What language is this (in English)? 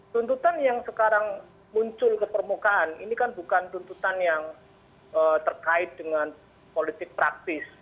Indonesian